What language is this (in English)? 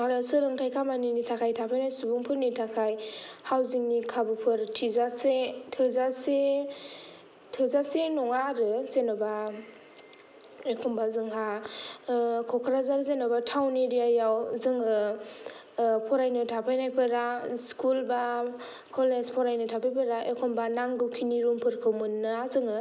Bodo